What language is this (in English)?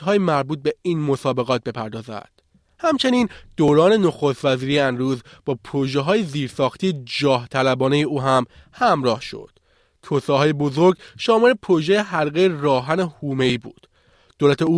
Persian